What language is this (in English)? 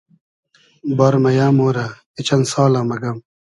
Hazaragi